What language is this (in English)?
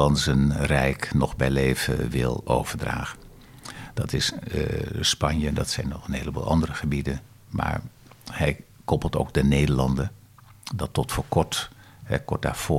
Dutch